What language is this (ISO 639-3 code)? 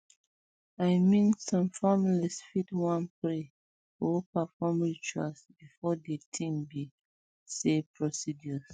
pcm